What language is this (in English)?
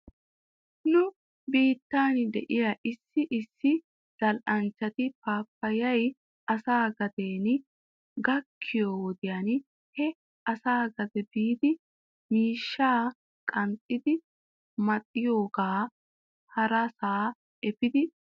Wolaytta